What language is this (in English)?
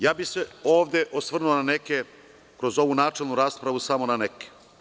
Serbian